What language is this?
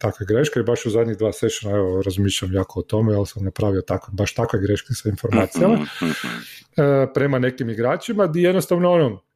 Croatian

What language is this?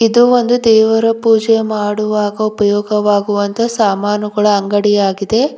Kannada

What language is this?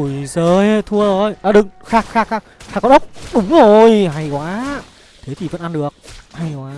Vietnamese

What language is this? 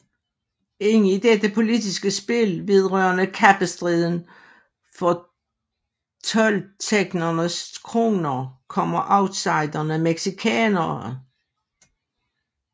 Danish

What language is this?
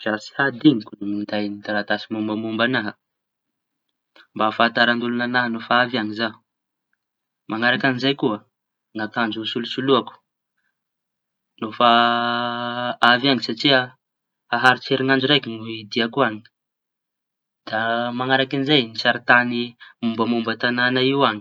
Tanosy Malagasy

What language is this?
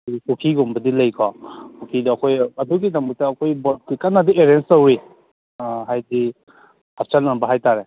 Manipuri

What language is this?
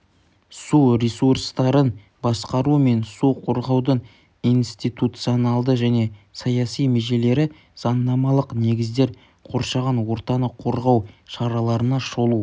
Kazakh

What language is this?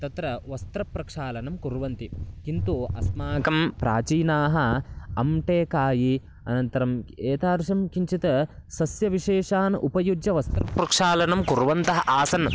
Sanskrit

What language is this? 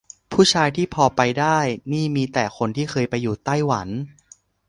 Thai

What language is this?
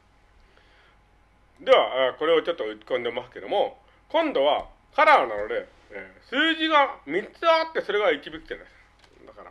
Japanese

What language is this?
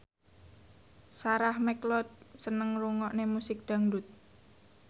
Javanese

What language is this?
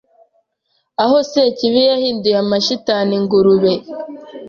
Kinyarwanda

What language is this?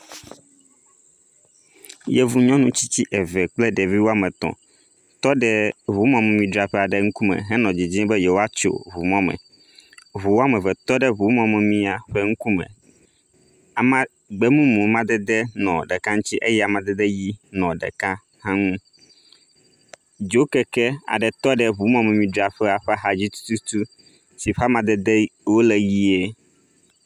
Ewe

